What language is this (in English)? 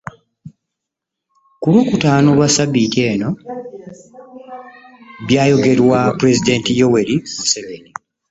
Ganda